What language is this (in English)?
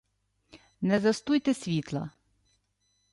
Ukrainian